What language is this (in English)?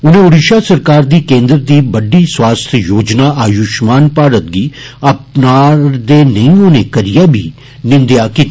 Dogri